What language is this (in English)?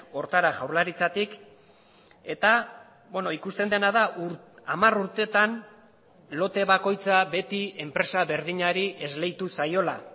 Basque